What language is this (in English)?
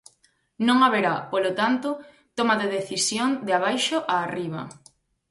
Galician